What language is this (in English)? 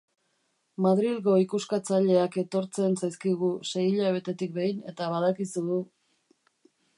Basque